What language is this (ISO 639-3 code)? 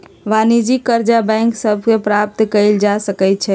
mag